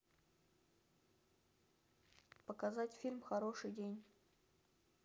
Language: Russian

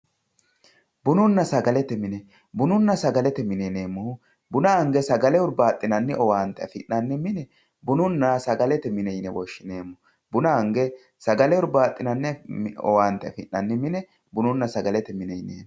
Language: Sidamo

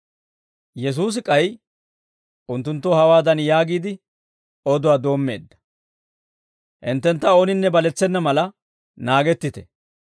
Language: Dawro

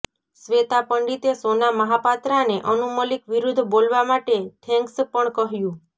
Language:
Gujarati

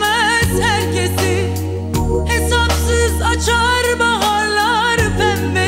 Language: Turkish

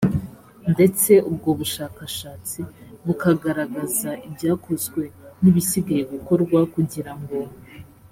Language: Kinyarwanda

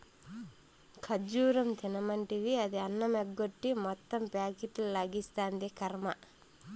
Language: Telugu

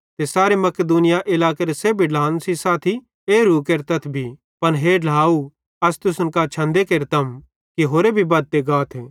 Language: Bhadrawahi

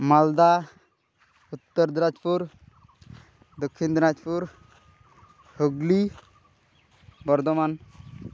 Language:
Santali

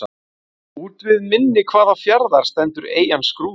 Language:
Icelandic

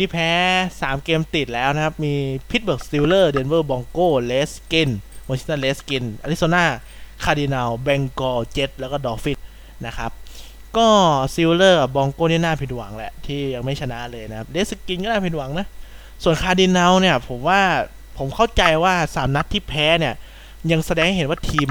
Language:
Thai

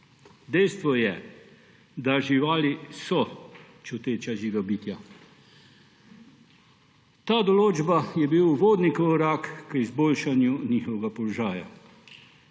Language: Slovenian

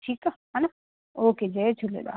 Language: Sindhi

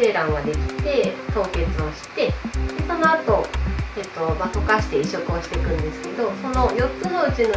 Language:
Japanese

